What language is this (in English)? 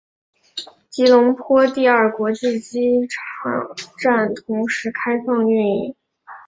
Chinese